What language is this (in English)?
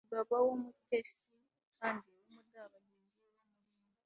Kinyarwanda